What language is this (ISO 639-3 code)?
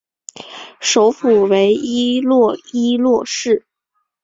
zho